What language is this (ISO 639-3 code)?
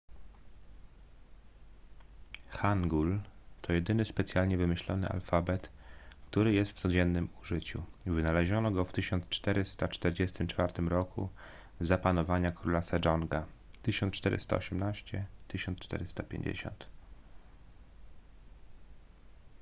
pol